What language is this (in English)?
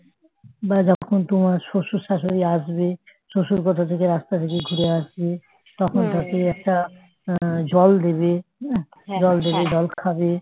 Bangla